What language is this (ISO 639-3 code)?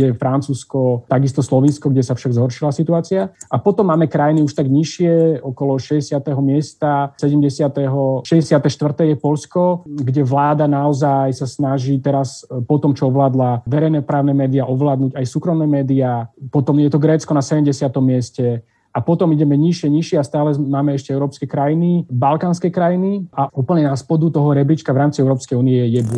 slk